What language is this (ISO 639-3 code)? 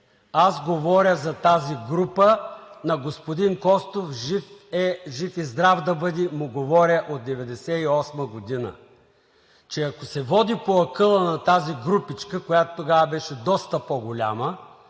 bul